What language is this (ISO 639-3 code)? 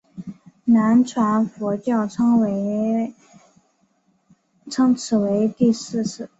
zho